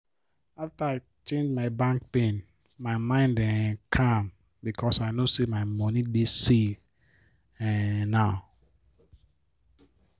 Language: Nigerian Pidgin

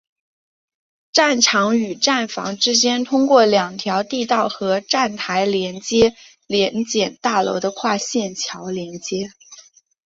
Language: Chinese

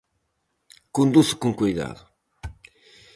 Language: Galician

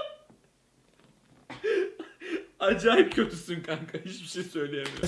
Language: Turkish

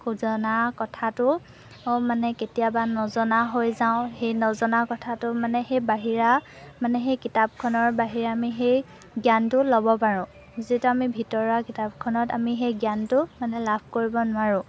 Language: Assamese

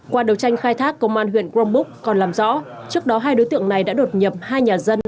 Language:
Vietnamese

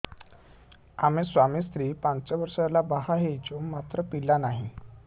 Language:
Odia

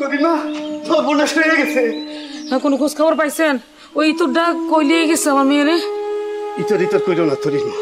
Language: Romanian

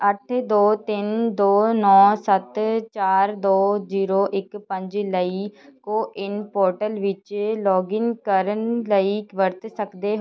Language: Punjabi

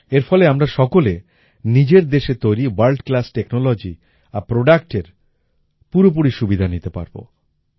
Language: Bangla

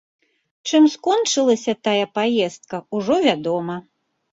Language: Belarusian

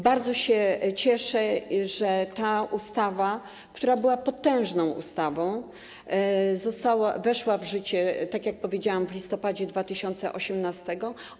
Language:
Polish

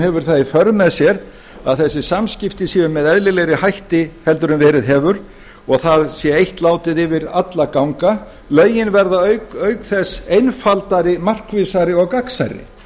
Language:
Icelandic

